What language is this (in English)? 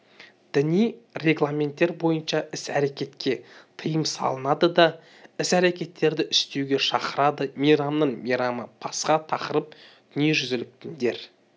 Kazakh